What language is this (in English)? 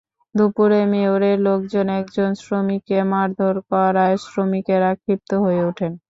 Bangla